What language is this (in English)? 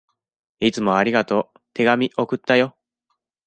Japanese